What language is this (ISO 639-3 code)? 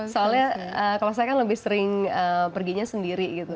ind